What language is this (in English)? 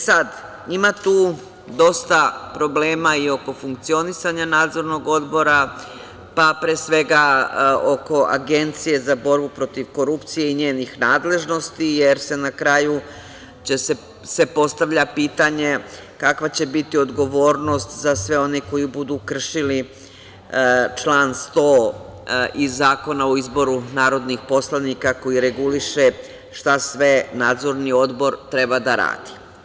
Serbian